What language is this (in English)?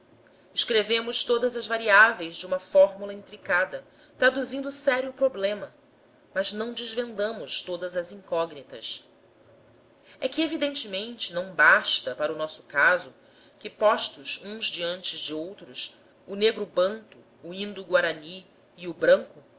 Portuguese